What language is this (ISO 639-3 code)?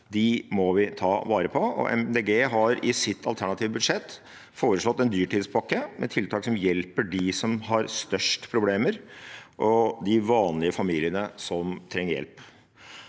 nor